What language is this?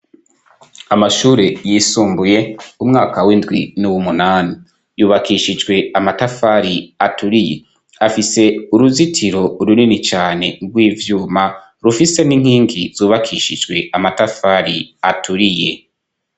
Rundi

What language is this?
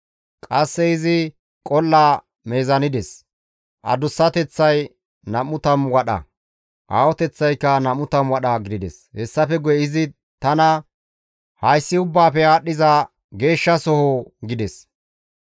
Gamo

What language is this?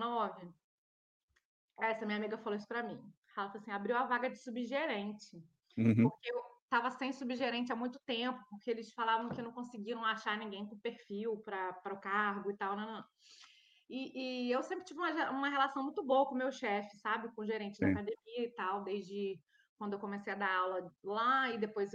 Portuguese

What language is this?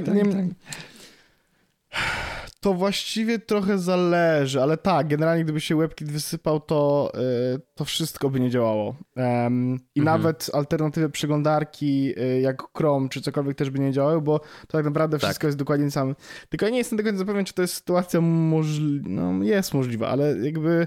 Polish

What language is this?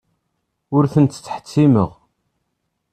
Kabyle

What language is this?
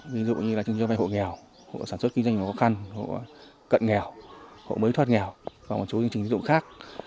Vietnamese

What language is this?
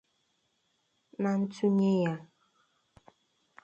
Igbo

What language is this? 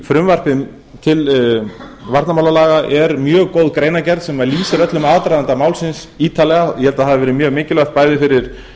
Icelandic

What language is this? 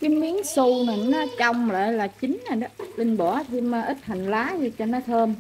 Vietnamese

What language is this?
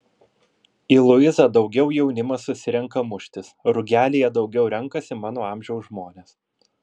Lithuanian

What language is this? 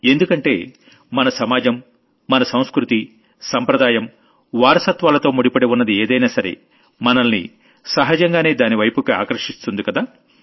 Telugu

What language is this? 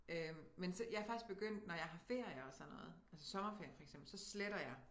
Danish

